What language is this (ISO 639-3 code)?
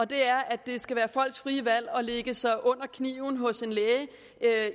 dan